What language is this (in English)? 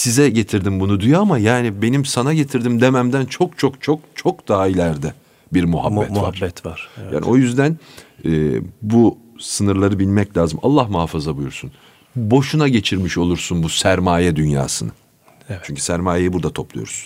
Turkish